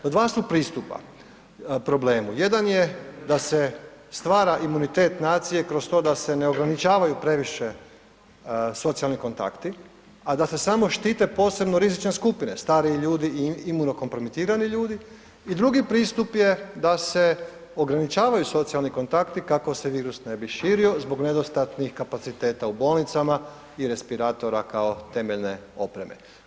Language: Croatian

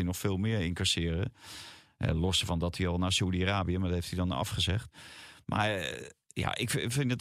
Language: Dutch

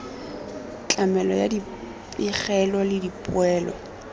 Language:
Tswana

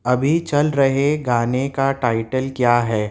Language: Urdu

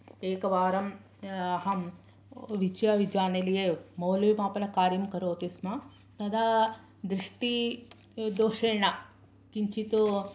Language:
Sanskrit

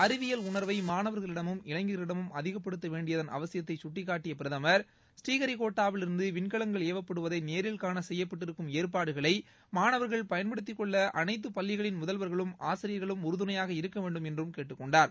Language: Tamil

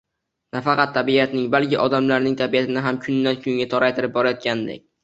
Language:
Uzbek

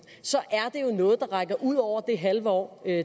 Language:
Danish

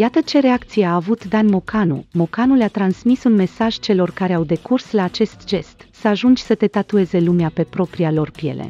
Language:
Romanian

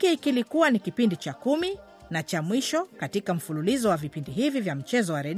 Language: Swahili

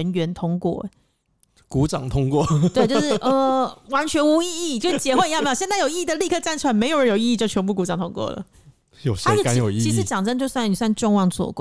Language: Chinese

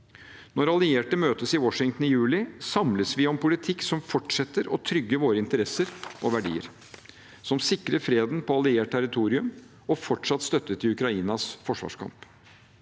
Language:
Norwegian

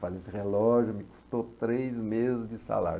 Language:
Portuguese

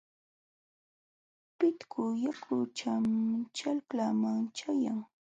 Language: Jauja Wanca Quechua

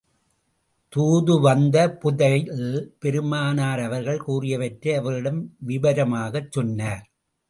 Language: Tamil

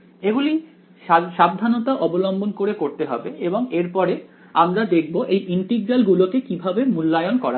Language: Bangla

